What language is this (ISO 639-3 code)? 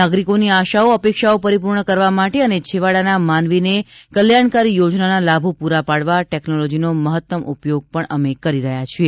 guj